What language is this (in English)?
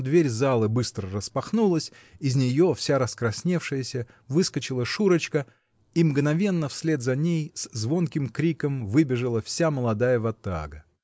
Russian